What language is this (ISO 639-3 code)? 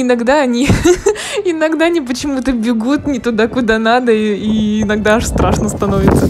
rus